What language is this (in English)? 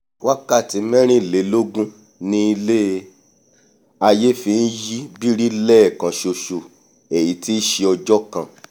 Yoruba